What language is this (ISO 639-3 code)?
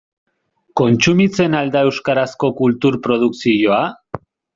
eus